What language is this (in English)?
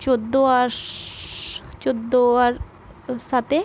Bangla